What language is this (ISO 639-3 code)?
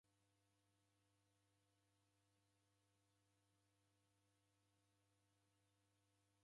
dav